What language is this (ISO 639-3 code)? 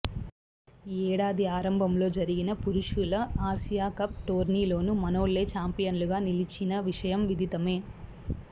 tel